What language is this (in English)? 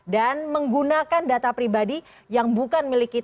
Indonesian